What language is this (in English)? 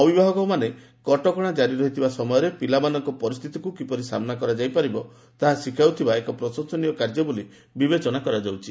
Odia